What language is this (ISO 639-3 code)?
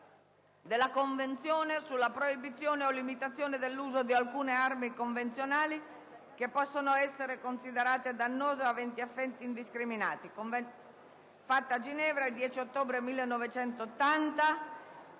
ita